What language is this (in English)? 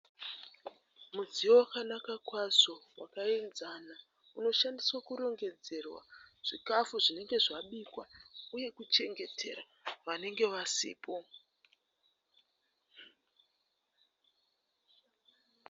Shona